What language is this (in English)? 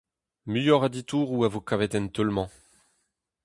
Breton